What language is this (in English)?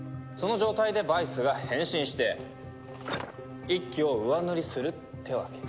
Japanese